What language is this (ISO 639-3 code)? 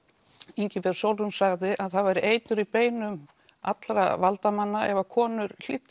isl